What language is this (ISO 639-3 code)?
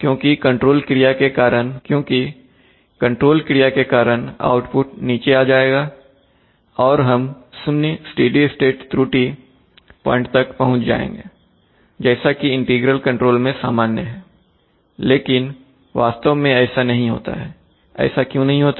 hin